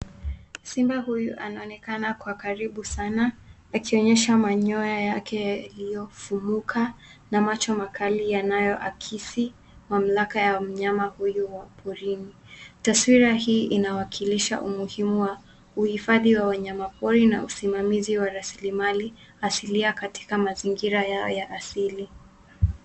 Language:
Swahili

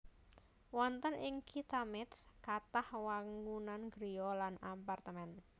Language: Javanese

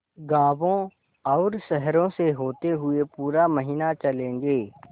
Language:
Hindi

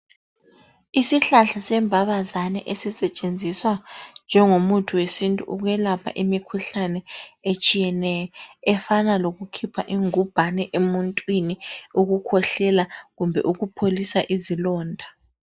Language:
North Ndebele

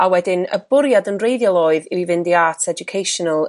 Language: Welsh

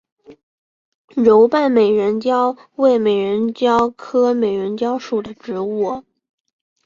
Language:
Chinese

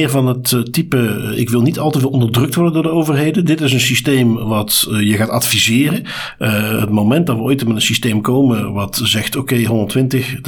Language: Dutch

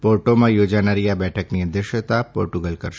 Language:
Gujarati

